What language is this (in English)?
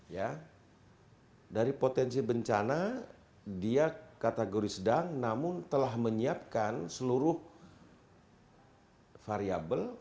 Indonesian